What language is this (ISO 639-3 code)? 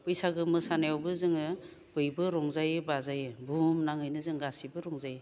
brx